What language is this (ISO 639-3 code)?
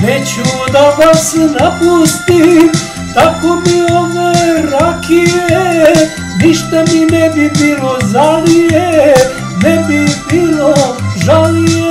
ron